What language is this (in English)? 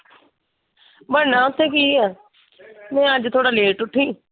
Punjabi